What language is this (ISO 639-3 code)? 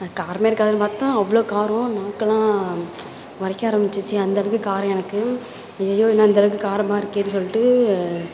tam